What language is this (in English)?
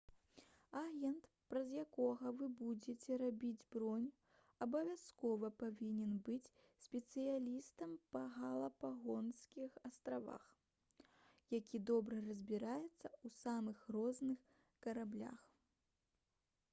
Belarusian